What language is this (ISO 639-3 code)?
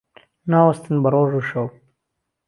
ckb